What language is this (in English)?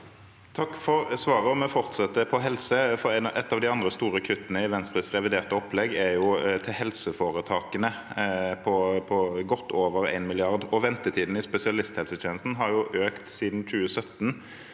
Norwegian